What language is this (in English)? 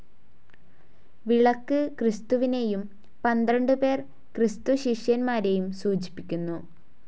Malayalam